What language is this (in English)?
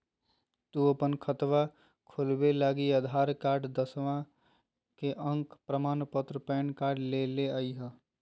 Magahi